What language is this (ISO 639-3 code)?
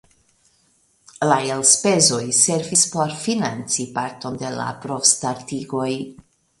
epo